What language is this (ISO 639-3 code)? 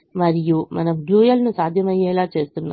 tel